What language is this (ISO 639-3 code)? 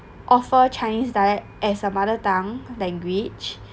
eng